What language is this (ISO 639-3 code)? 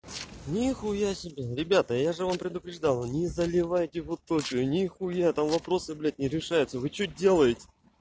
rus